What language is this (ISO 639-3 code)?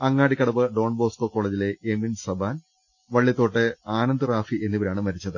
mal